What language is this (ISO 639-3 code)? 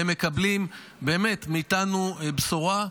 heb